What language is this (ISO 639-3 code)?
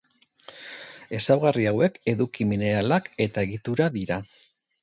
eus